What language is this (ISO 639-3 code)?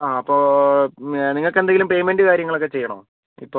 mal